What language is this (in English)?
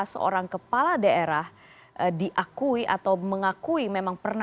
Indonesian